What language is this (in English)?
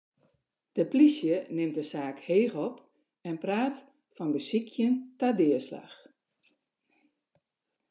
Western Frisian